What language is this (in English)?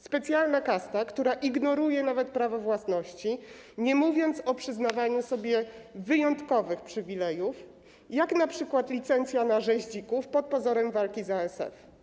Polish